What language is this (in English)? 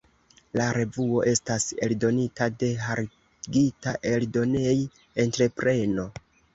Esperanto